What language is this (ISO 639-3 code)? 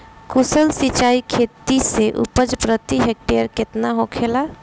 bho